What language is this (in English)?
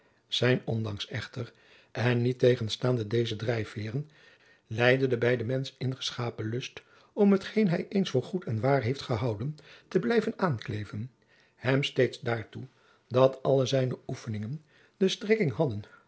Dutch